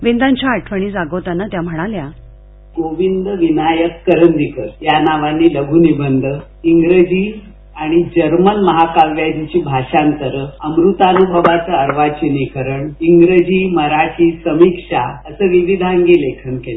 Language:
Marathi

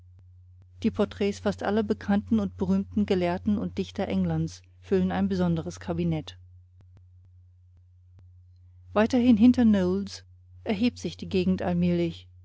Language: German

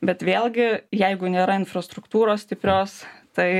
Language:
Lithuanian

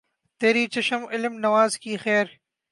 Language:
Urdu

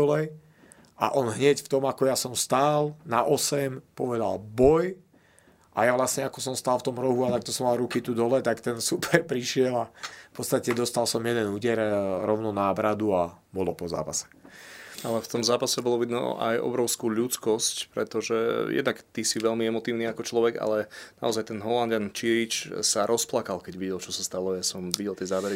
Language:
Slovak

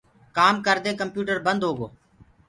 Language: Gurgula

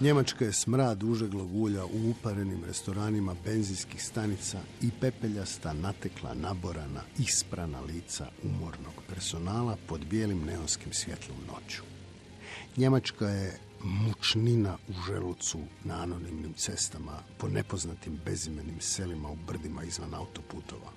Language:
Croatian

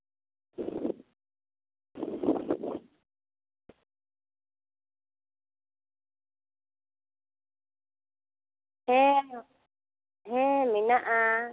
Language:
Santali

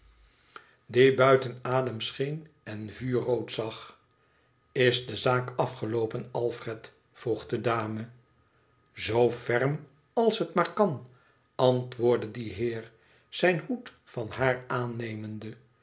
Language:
Dutch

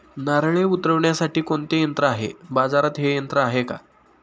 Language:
Marathi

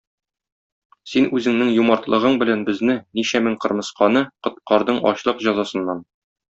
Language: Tatar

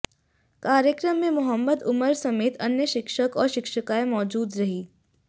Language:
Hindi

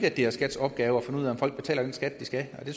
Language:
Danish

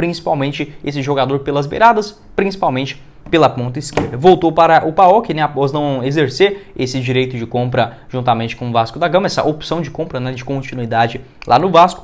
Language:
Portuguese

